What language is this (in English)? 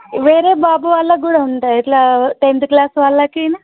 Telugu